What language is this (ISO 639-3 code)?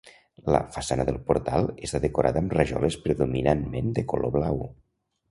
cat